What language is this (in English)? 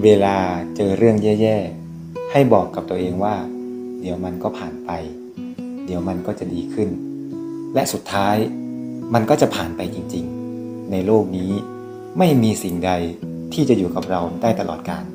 Thai